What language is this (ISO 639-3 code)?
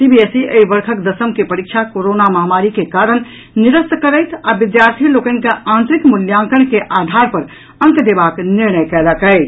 mai